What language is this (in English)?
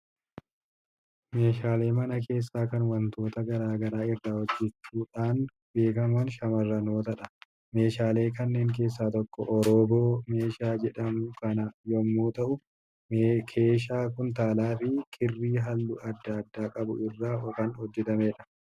Oromo